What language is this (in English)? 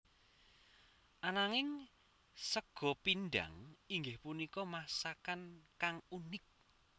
Javanese